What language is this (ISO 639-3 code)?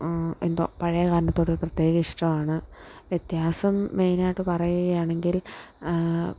mal